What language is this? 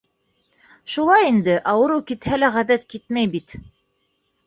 Bashkir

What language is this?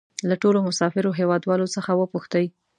Pashto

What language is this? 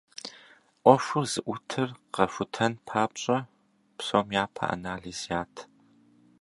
Kabardian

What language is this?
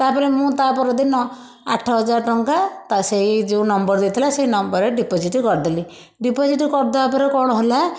Odia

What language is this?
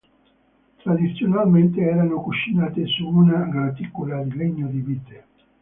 Italian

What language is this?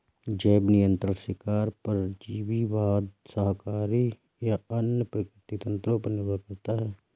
Hindi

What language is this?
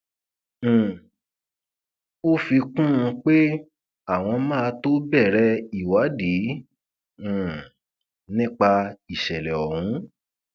Yoruba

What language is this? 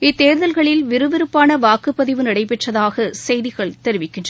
Tamil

